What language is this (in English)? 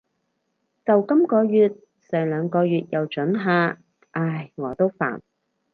Cantonese